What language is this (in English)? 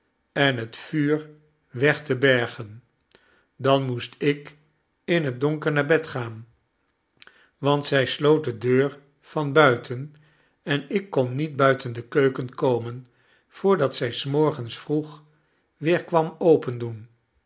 Dutch